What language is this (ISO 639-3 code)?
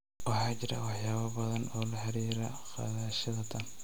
som